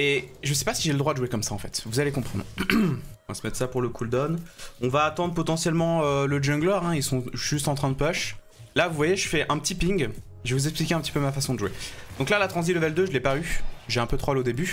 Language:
French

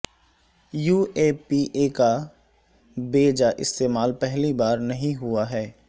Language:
Urdu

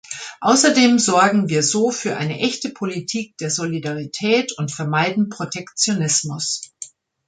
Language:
German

